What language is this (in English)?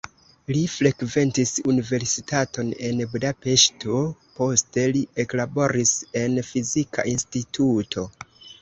Esperanto